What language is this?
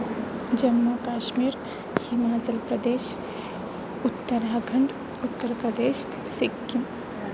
Sanskrit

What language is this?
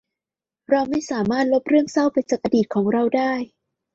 Thai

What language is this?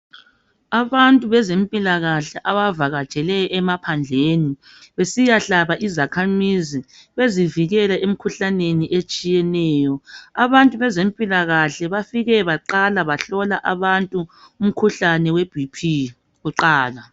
North Ndebele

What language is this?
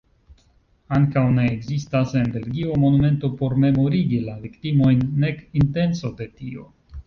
Esperanto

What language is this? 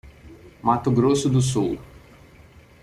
Portuguese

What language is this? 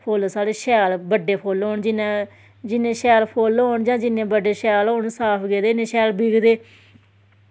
Dogri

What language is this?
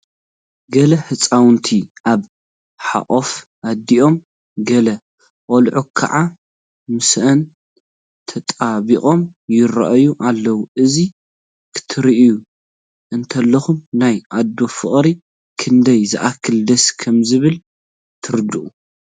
Tigrinya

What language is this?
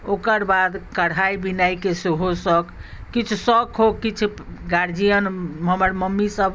Maithili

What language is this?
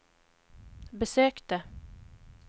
Swedish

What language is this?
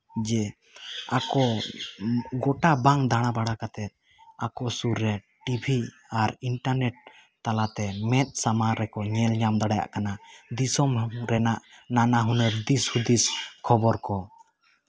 Santali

